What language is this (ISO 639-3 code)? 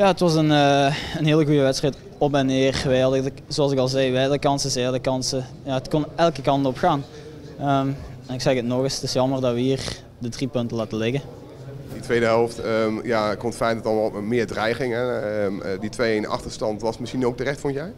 nld